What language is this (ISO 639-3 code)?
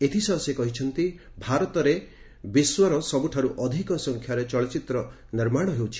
ori